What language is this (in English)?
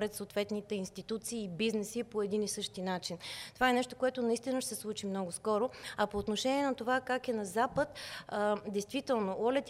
Bulgarian